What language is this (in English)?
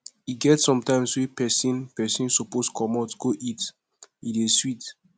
Nigerian Pidgin